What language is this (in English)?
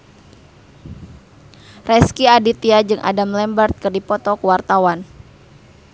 Sundanese